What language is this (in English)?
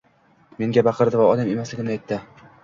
Uzbek